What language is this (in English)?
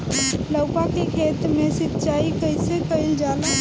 Bhojpuri